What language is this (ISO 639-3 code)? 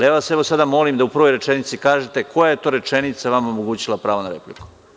srp